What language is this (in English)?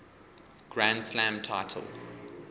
English